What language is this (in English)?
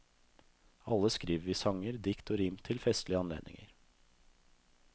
Norwegian